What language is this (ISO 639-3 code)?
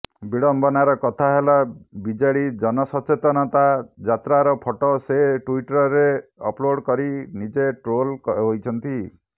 ori